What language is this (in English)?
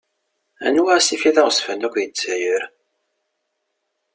Kabyle